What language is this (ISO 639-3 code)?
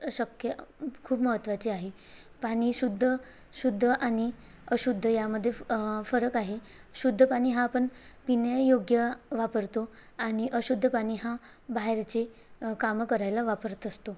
mar